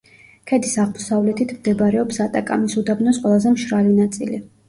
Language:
Georgian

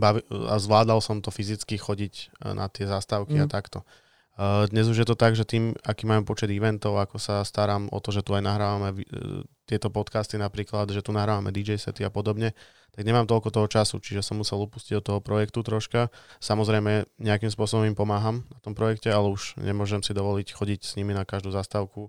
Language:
Slovak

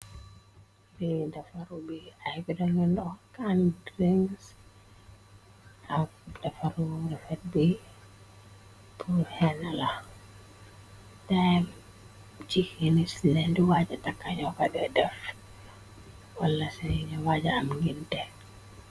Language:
Wolof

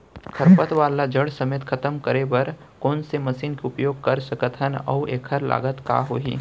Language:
Chhattisgarhi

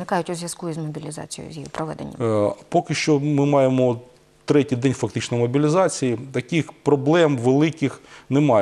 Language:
Ukrainian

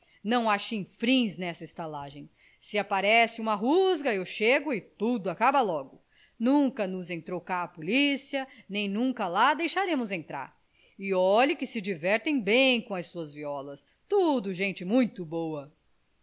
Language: Portuguese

